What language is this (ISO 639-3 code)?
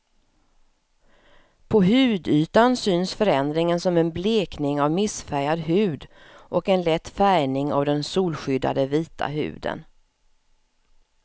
swe